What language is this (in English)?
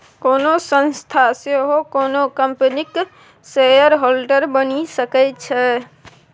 Maithili